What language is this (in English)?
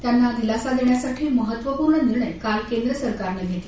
Marathi